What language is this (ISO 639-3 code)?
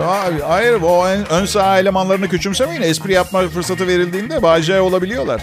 tur